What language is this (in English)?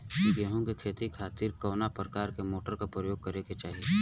Bhojpuri